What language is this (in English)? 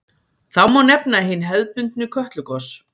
Icelandic